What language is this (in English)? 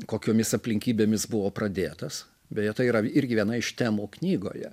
Lithuanian